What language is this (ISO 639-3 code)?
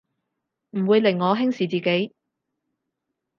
yue